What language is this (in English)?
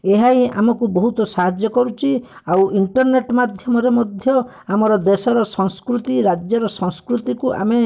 Odia